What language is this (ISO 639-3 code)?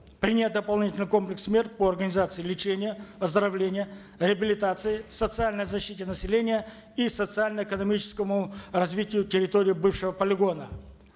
kaz